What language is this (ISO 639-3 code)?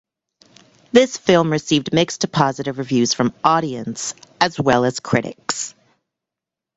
eng